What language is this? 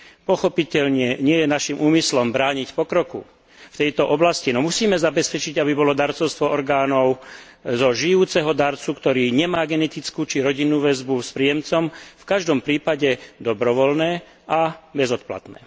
Slovak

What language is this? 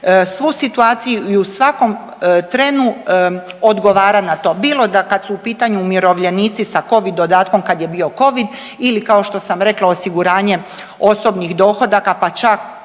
Croatian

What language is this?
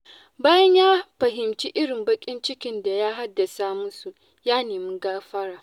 Hausa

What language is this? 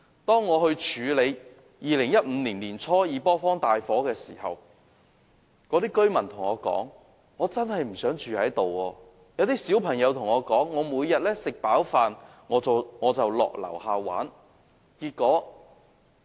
Cantonese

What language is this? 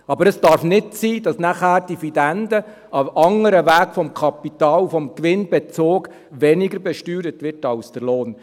Swiss German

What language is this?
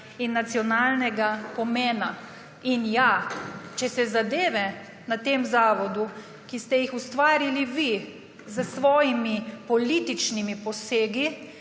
Slovenian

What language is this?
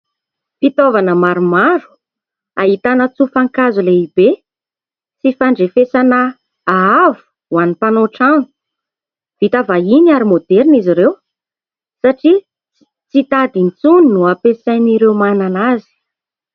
Malagasy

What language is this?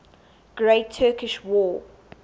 English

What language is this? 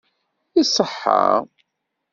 Kabyle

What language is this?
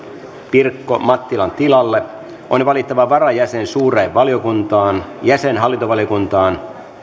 Finnish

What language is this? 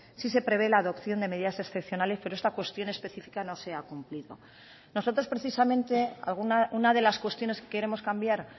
Spanish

